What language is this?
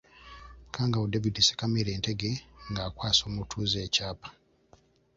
Ganda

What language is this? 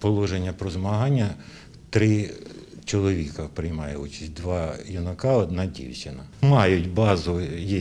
Ukrainian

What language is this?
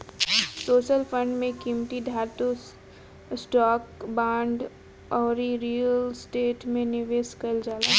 Bhojpuri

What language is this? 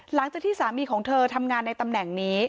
Thai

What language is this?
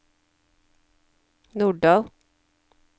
Norwegian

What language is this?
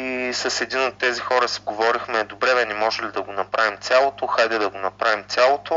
Bulgarian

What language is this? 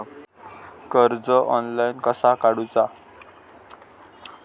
Marathi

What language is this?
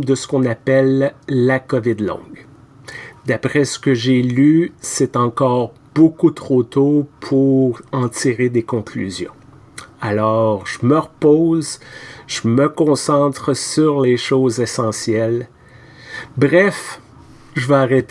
French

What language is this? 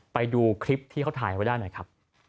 Thai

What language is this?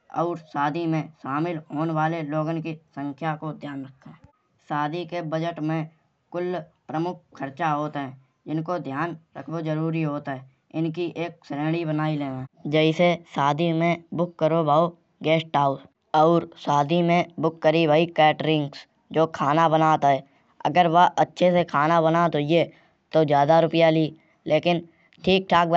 Kanauji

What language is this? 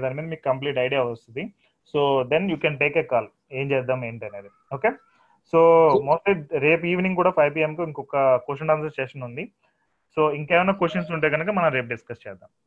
Telugu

